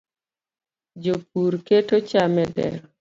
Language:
Luo (Kenya and Tanzania)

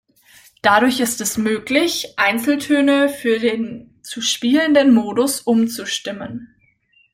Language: German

